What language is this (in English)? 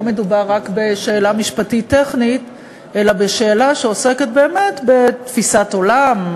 Hebrew